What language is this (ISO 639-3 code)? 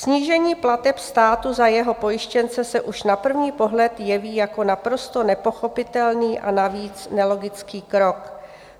ces